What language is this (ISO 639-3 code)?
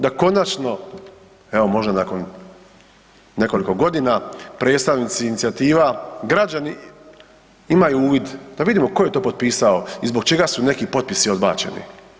hrv